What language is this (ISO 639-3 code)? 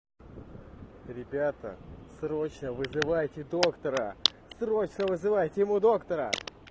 rus